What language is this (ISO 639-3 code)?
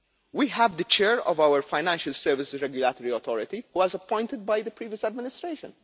eng